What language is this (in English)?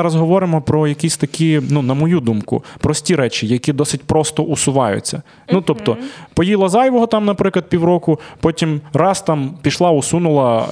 Ukrainian